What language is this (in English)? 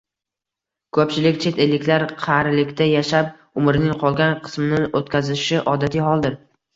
Uzbek